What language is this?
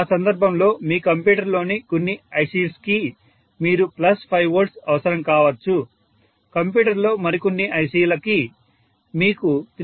Telugu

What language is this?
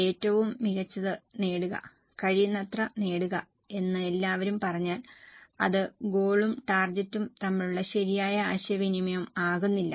Malayalam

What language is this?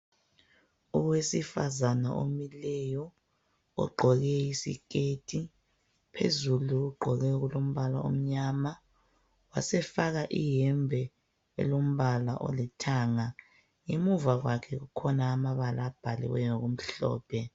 North Ndebele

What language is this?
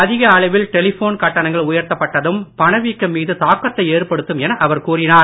Tamil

